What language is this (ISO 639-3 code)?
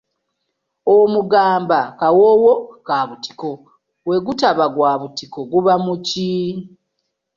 lug